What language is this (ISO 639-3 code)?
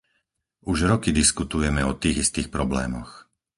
slk